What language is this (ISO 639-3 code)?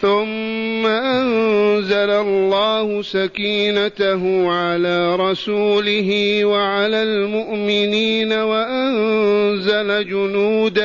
ara